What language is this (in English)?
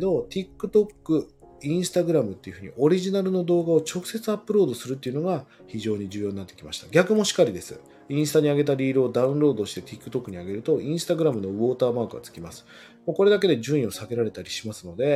Japanese